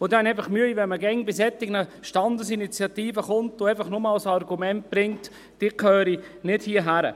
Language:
Swiss German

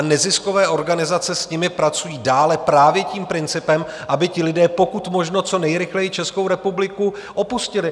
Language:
Czech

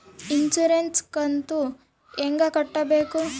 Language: Kannada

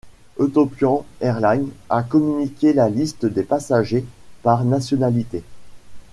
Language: French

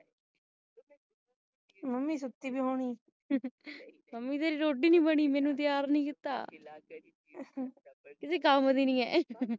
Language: Punjabi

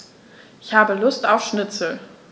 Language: German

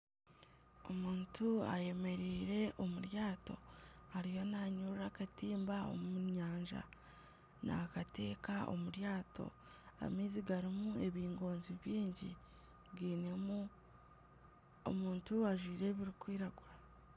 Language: Nyankole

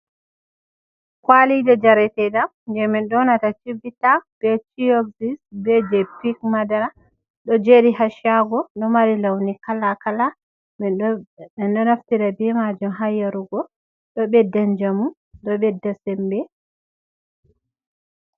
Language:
Fula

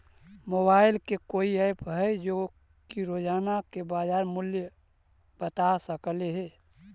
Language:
Magahi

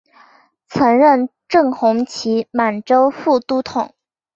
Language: Chinese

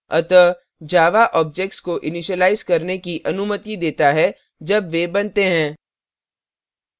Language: Hindi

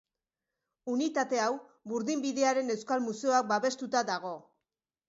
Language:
Basque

